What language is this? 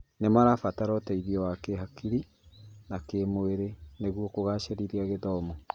Kikuyu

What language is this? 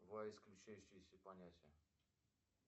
Russian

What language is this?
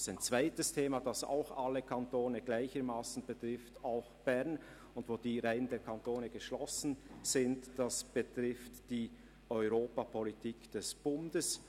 Swiss German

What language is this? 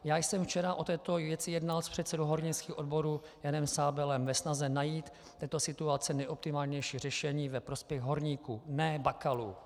Czech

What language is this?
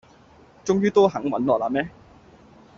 Cantonese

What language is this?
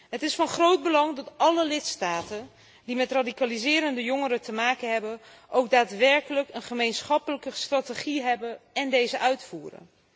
Dutch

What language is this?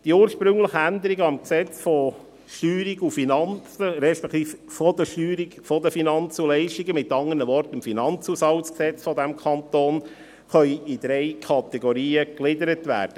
Swiss German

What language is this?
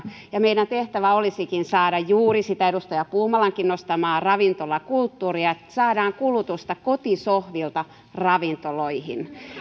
Finnish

